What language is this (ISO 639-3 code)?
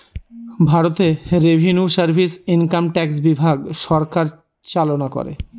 ben